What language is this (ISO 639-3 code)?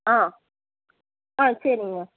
tam